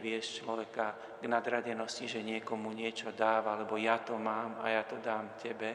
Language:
Slovak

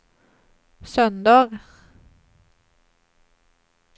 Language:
Swedish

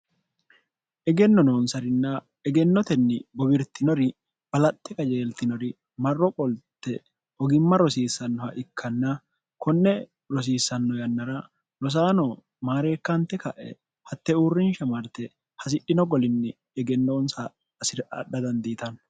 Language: Sidamo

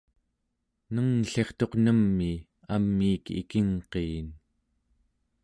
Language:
Central Yupik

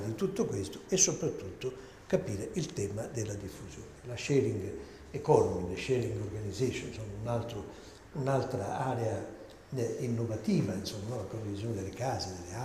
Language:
Italian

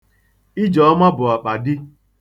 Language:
Igbo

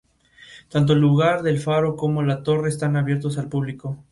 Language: Spanish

